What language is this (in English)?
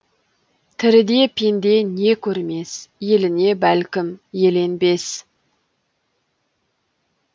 Kazakh